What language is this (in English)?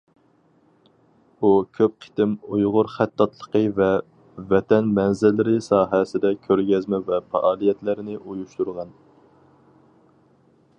Uyghur